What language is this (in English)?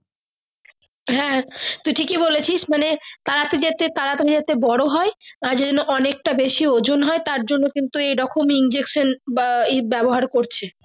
Bangla